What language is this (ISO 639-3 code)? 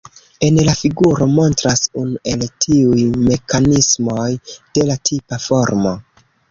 epo